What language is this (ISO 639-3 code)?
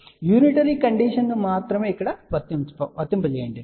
tel